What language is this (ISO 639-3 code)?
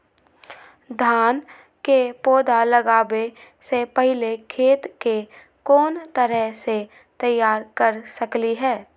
mag